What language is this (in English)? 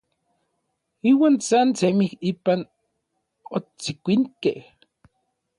Orizaba Nahuatl